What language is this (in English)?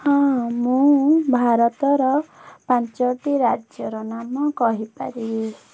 Odia